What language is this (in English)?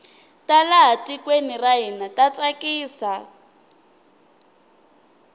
Tsonga